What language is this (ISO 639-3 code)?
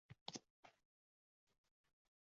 uzb